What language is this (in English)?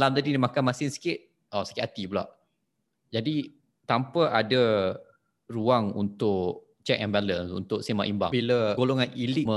Malay